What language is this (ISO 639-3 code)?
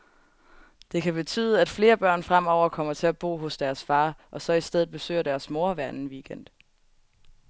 dan